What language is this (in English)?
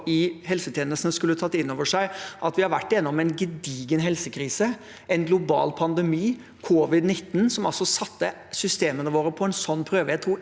Norwegian